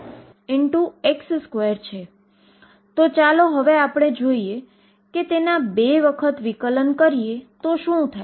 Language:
Gujarati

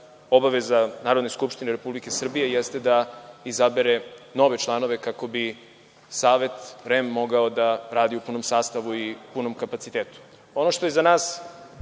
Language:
Serbian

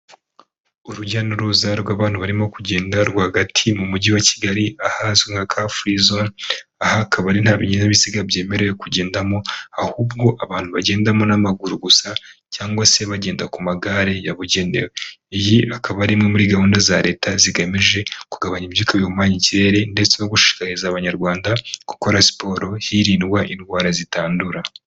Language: Kinyarwanda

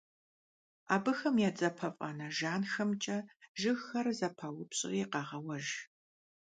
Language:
Kabardian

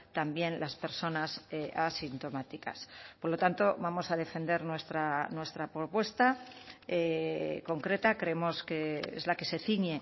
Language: Spanish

